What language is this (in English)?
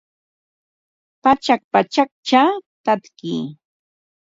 Ambo-Pasco Quechua